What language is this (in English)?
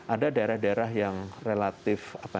Indonesian